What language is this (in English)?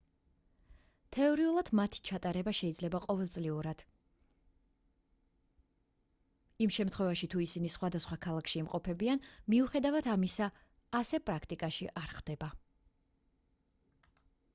Georgian